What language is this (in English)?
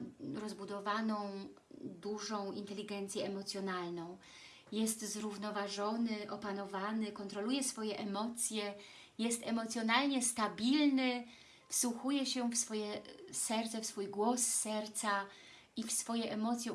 Polish